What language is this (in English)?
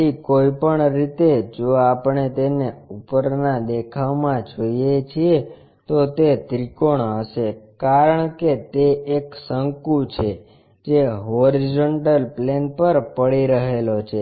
Gujarati